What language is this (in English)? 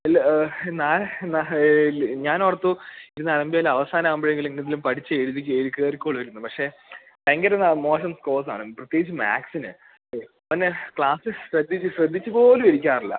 Malayalam